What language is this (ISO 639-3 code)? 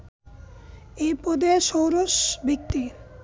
ben